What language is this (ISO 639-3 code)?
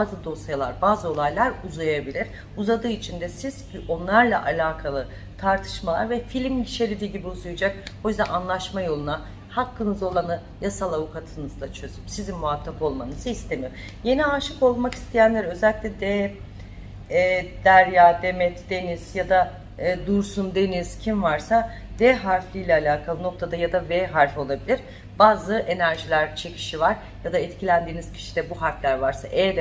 tur